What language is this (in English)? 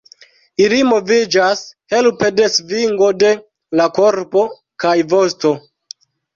Esperanto